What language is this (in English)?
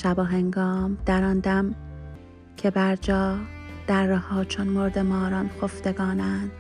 Persian